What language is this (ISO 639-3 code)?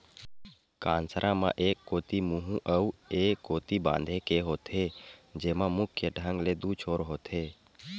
hne